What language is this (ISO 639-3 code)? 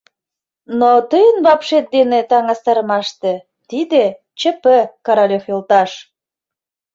chm